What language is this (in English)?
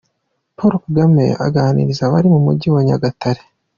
Kinyarwanda